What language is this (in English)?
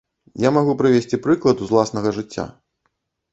Belarusian